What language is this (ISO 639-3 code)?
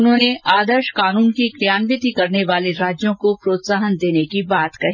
hin